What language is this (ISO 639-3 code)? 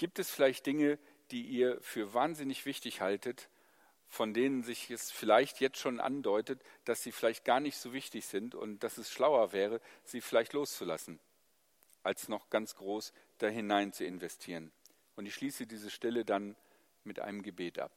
deu